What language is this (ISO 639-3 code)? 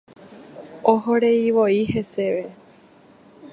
grn